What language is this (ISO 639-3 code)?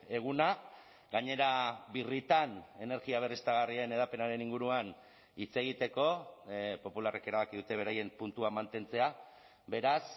eus